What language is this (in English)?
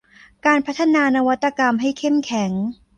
Thai